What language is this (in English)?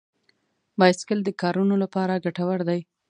Pashto